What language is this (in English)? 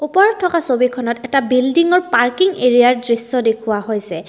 Assamese